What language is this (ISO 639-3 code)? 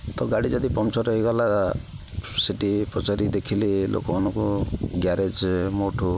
ori